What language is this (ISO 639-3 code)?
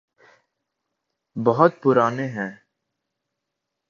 urd